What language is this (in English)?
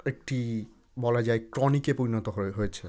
Bangla